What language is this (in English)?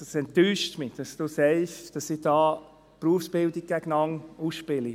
Swiss German